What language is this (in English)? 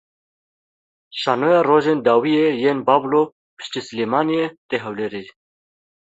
Kurdish